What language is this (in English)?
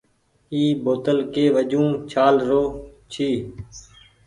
Goaria